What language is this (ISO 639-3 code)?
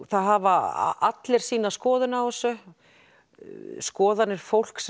isl